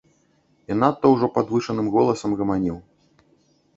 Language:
Belarusian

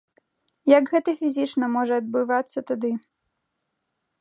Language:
Belarusian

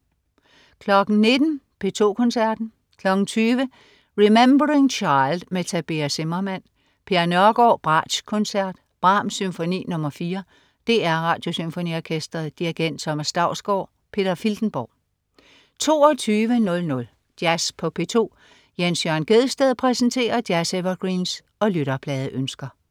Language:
Danish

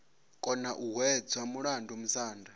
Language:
Venda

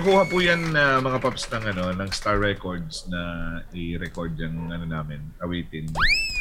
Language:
Filipino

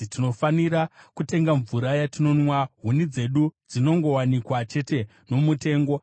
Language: Shona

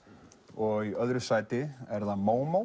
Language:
Icelandic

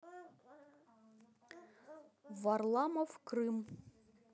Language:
Russian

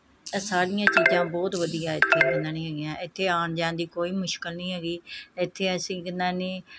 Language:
Punjabi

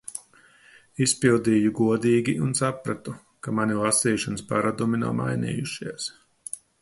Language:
Latvian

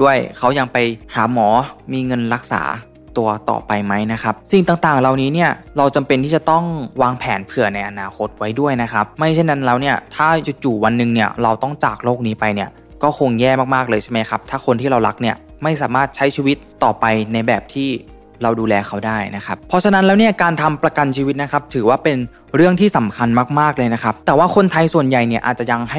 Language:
Thai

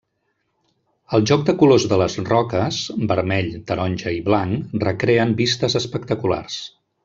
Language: Catalan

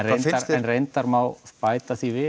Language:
Icelandic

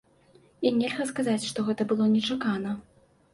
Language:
Belarusian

